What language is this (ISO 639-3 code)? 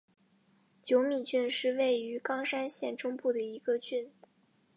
zho